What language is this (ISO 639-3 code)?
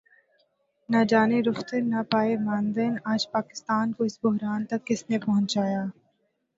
urd